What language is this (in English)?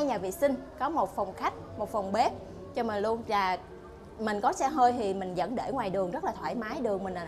Vietnamese